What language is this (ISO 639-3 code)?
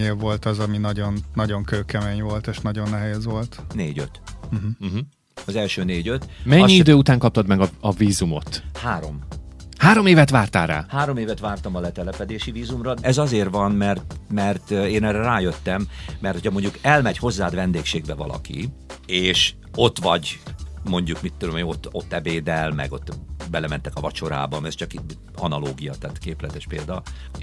hun